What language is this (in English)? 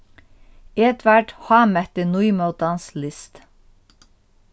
Faroese